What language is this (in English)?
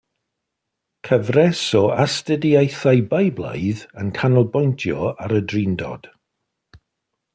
Welsh